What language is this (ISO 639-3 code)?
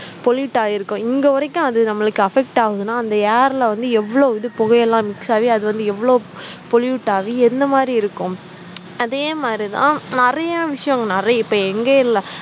tam